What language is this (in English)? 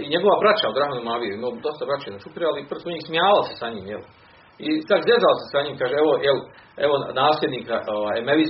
Croatian